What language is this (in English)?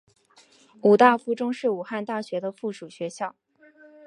Chinese